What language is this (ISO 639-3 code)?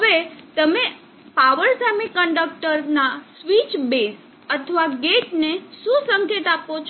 guj